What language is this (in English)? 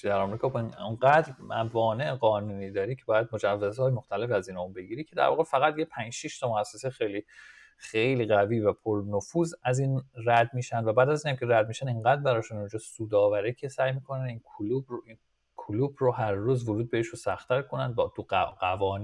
Persian